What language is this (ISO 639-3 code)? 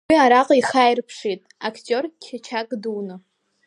abk